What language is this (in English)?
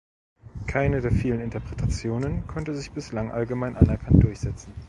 German